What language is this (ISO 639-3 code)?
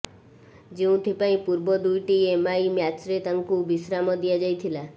ori